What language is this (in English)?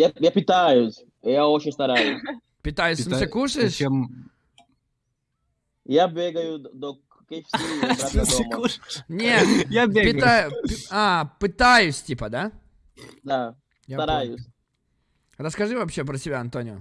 Russian